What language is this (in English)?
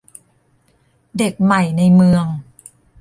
Thai